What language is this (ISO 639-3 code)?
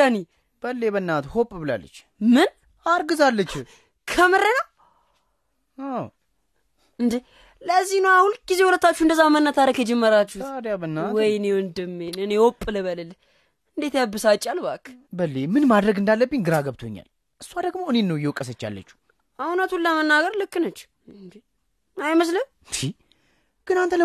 amh